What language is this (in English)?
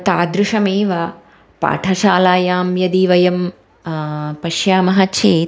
Sanskrit